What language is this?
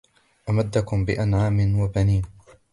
Arabic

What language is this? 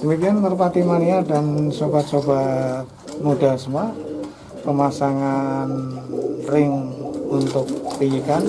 Indonesian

